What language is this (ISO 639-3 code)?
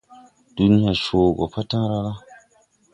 tui